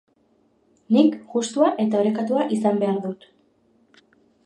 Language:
Basque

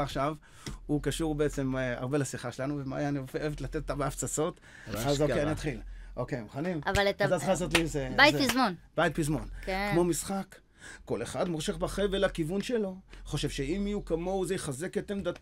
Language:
Hebrew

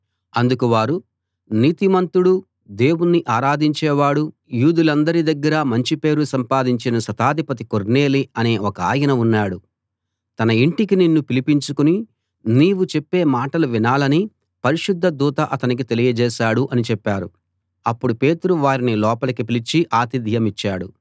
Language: Telugu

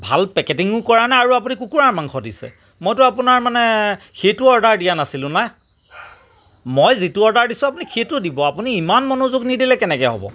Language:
Assamese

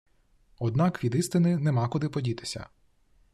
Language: Ukrainian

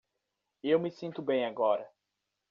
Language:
Portuguese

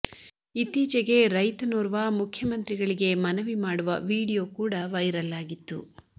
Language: Kannada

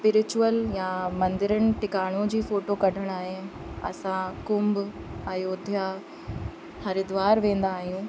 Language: Sindhi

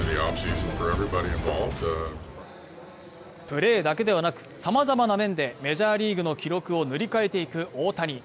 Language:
Japanese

